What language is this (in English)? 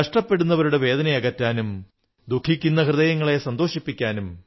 Malayalam